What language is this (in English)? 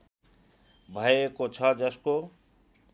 Nepali